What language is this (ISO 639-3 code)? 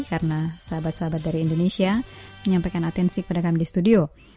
ind